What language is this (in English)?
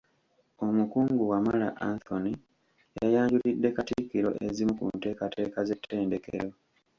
Ganda